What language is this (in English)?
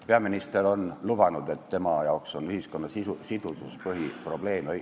Estonian